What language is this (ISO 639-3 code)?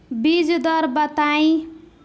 bho